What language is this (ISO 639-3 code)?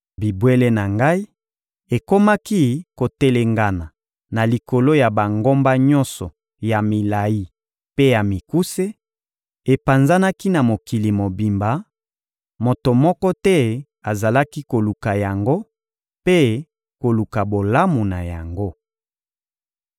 lin